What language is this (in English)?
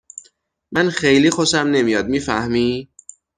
Persian